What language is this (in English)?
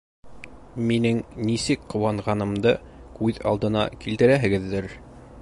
Bashkir